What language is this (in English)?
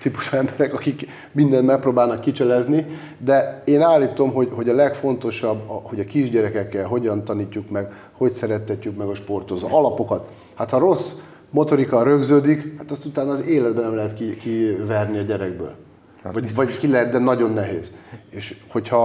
Hungarian